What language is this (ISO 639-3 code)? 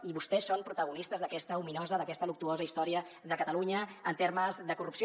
cat